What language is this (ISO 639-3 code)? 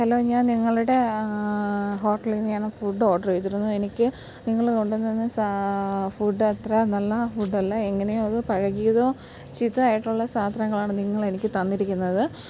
mal